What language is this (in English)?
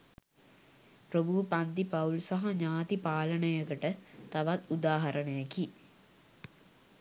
Sinhala